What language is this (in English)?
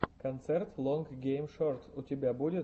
Russian